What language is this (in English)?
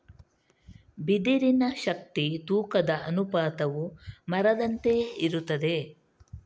Kannada